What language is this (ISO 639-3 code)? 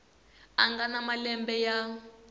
tso